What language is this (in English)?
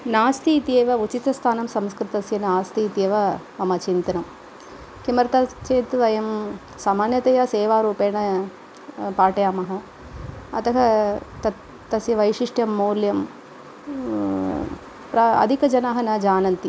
Sanskrit